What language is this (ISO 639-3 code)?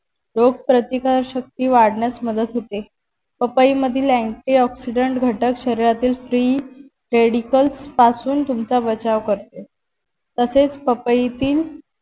mar